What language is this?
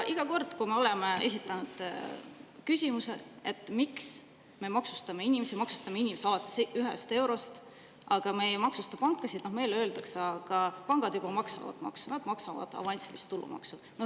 Estonian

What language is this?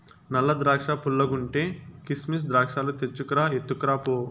Telugu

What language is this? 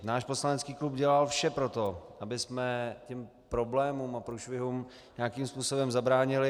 Czech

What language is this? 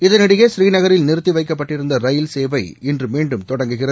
Tamil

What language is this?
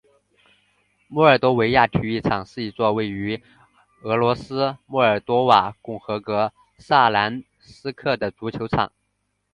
Chinese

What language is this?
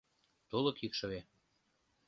Mari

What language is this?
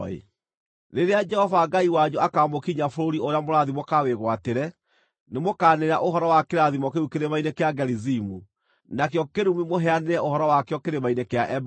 Kikuyu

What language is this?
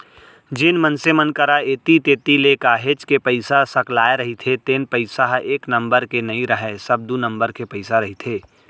Chhattisgarhi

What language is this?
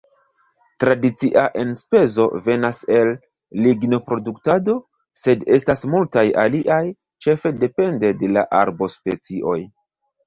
Esperanto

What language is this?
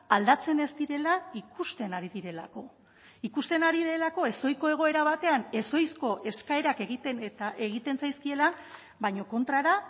Basque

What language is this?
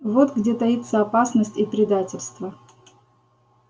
Russian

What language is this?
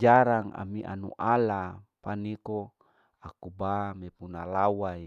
Larike-Wakasihu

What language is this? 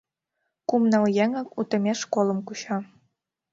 Mari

